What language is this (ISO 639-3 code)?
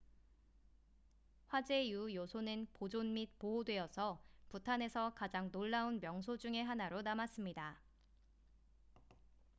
kor